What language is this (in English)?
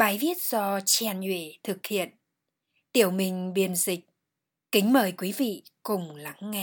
Vietnamese